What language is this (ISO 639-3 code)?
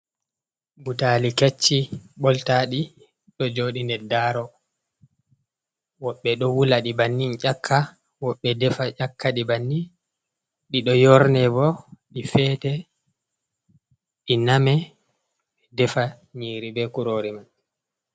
ful